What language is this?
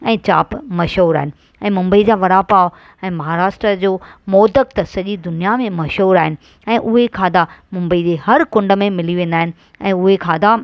Sindhi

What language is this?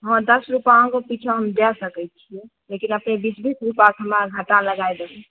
Maithili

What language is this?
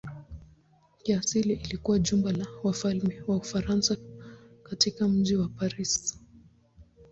Swahili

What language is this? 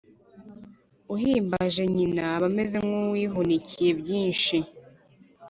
Kinyarwanda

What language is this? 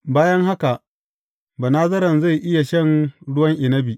Hausa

